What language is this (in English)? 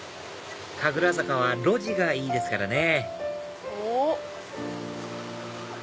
Japanese